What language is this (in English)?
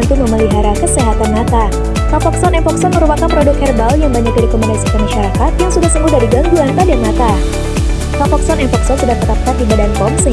Indonesian